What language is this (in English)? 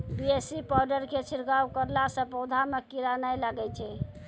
Maithili